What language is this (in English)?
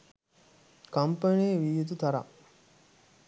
Sinhala